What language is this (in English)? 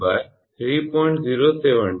Gujarati